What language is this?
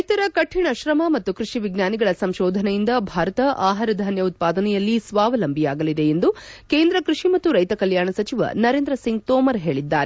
Kannada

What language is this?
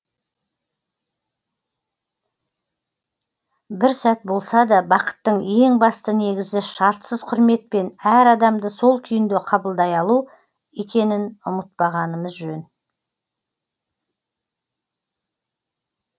Kazakh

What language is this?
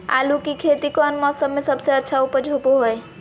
Magahi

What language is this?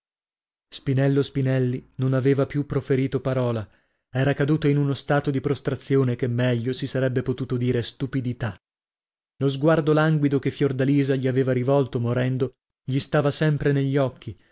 Italian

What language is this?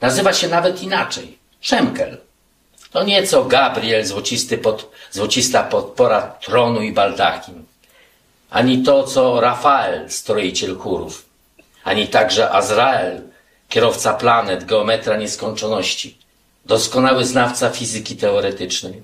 Polish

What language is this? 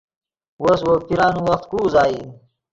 Yidgha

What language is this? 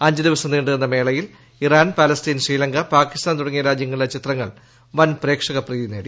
Malayalam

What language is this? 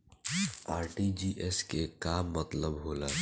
Bhojpuri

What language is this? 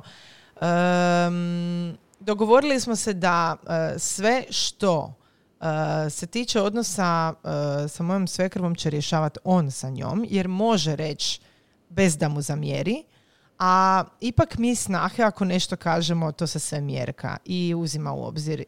Croatian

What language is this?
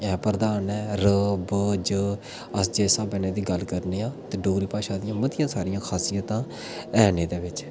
Dogri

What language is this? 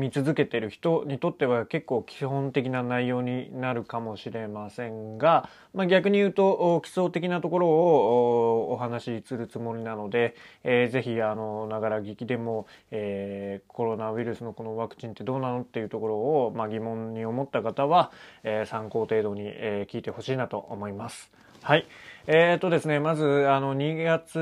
Japanese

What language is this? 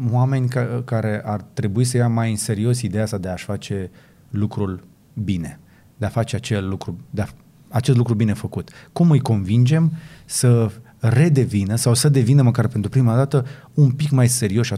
Romanian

